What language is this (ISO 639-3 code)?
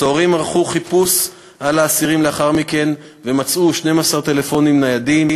heb